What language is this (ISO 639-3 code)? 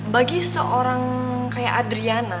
ind